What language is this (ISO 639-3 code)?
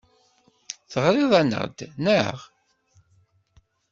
kab